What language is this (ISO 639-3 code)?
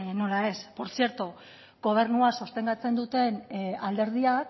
eus